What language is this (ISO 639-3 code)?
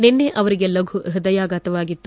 kan